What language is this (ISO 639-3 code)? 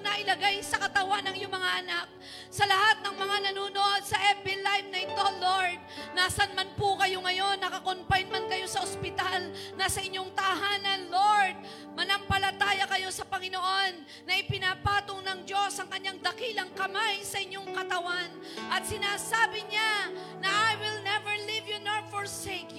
fil